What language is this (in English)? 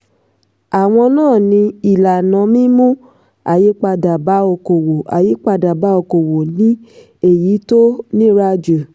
Yoruba